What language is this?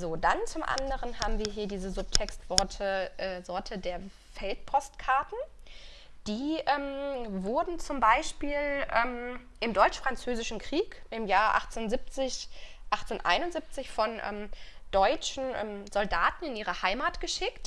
German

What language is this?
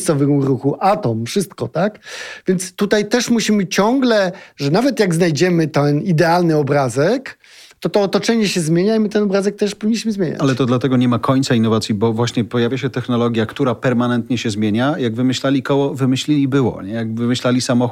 Polish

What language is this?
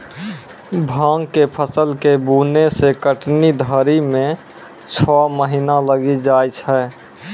Maithili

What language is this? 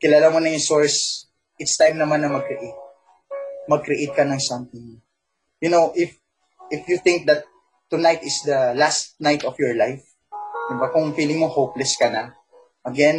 Filipino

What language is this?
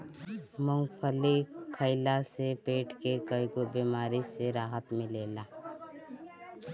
Bhojpuri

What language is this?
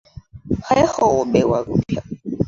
Chinese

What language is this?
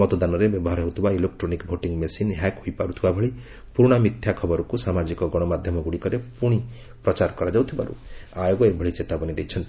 Odia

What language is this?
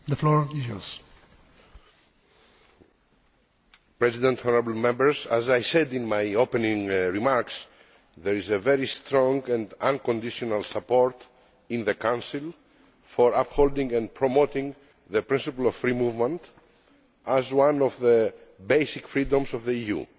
English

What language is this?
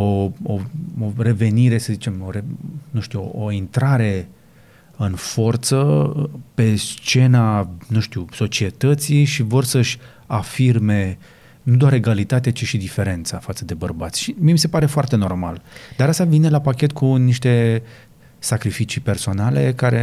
Romanian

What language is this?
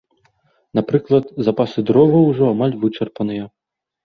Belarusian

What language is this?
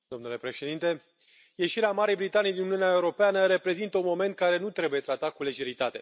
Romanian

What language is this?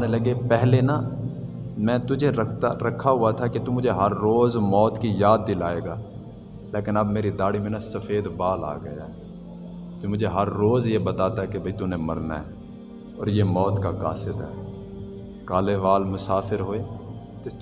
Urdu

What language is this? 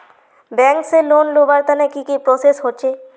Magahi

